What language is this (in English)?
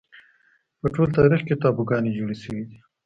Pashto